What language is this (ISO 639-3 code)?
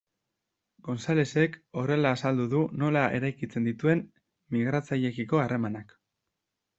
eus